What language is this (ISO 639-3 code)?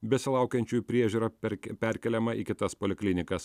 lit